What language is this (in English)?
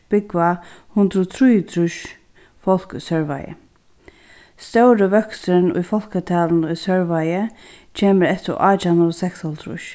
Faroese